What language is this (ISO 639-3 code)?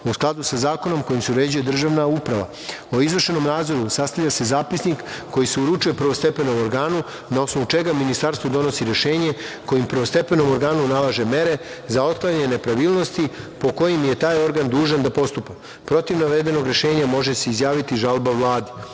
srp